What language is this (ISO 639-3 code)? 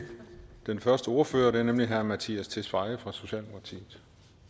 dan